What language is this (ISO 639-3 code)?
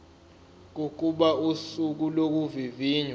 zul